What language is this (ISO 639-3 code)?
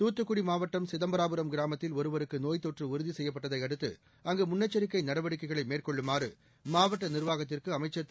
tam